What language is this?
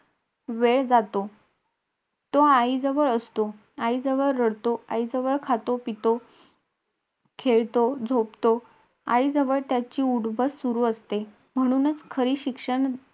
Marathi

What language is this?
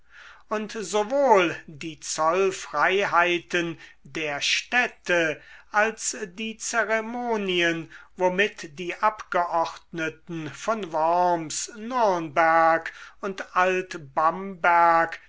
German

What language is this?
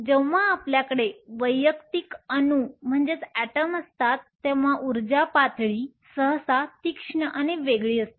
Marathi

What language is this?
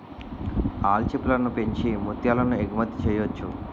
Telugu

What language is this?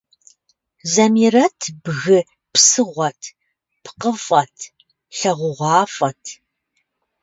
Kabardian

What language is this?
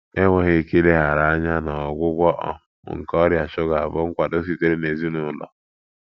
Igbo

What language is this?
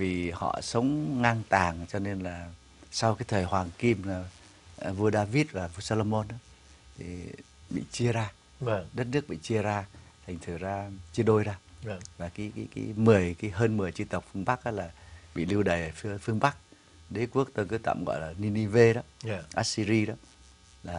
Vietnamese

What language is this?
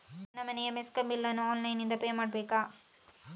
Kannada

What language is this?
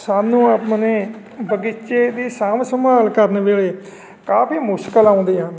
Punjabi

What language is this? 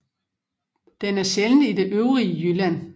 Danish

